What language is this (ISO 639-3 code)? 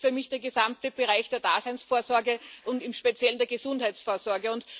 deu